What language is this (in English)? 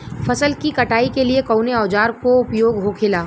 Bhojpuri